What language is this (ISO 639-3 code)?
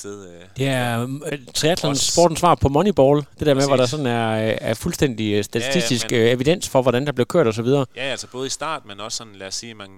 dan